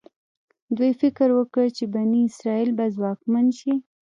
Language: Pashto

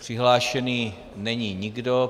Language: Czech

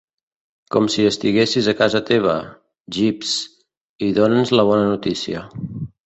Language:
Catalan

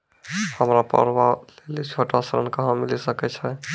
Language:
Maithili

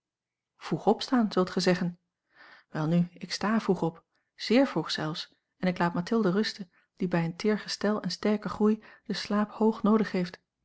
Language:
Dutch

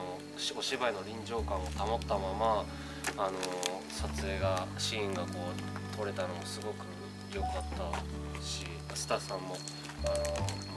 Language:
Japanese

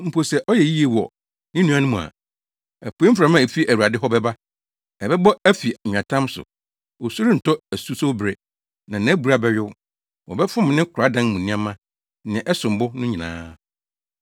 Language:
Akan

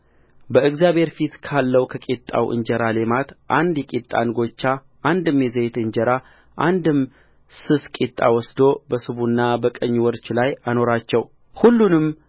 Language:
Amharic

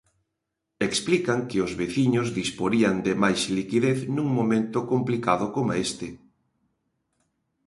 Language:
Galician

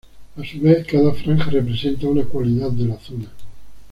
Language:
Spanish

